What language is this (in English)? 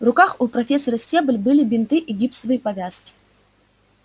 Russian